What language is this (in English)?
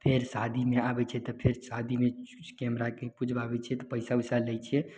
Maithili